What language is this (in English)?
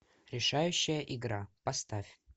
Russian